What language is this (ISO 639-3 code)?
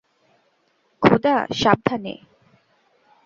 ben